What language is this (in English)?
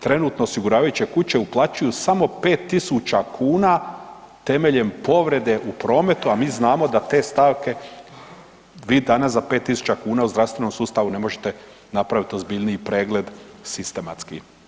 Croatian